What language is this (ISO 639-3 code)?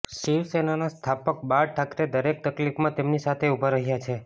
guj